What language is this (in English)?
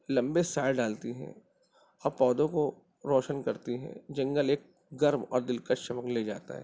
Urdu